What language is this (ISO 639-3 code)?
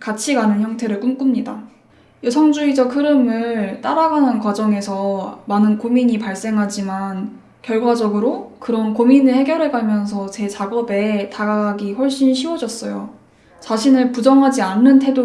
kor